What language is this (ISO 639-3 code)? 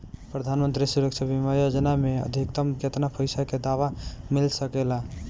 bho